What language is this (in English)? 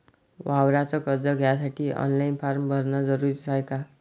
Marathi